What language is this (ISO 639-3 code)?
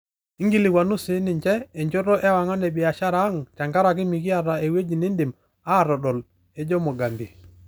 mas